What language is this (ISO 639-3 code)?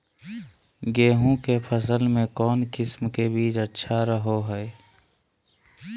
mag